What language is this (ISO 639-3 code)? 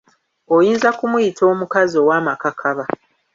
lug